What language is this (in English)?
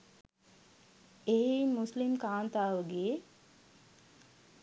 Sinhala